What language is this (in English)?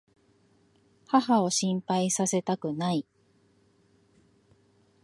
Japanese